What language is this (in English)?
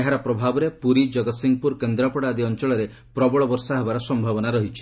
Odia